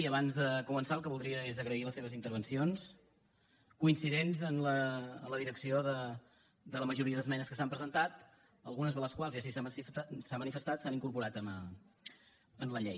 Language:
Catalan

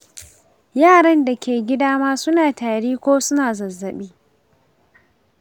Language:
Hausa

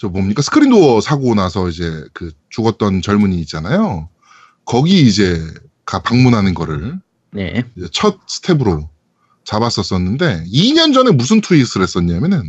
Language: Korean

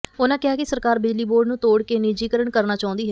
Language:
Punjabi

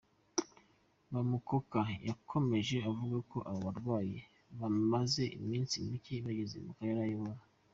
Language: Kinyarwanda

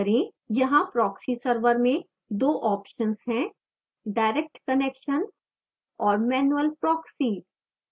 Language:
Hindi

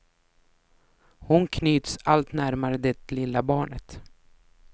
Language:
Swedish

